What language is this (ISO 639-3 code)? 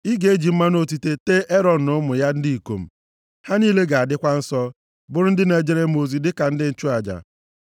ibo